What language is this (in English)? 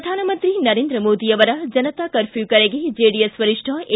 Kannada